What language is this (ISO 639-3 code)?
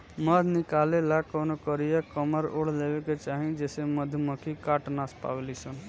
bho